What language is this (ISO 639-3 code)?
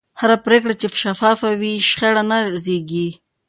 pus